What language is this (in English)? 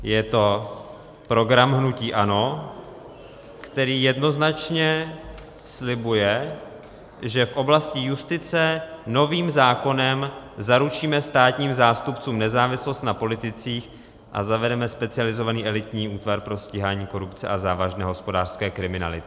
Czech